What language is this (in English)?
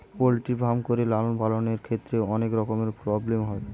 Bangla